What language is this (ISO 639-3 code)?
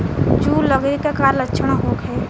bho